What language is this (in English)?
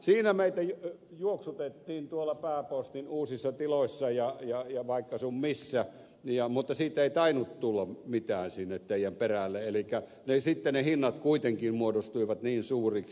Finnish